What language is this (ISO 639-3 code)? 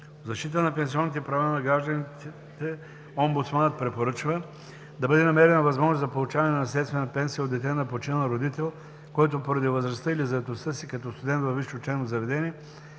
bul